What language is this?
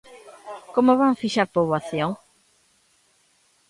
Galician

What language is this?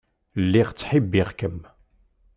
Kabyle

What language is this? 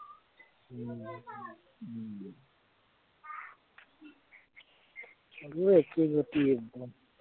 Assamese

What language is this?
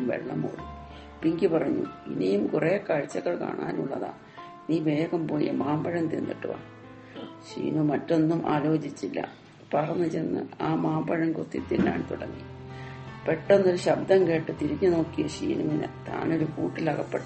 Malayalam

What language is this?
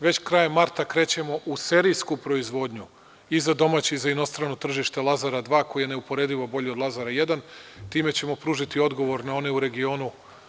Serbian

